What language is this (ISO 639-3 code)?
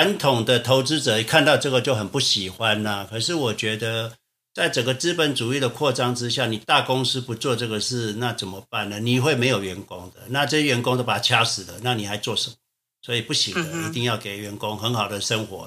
zho